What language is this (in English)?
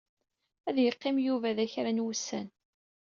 Kabyle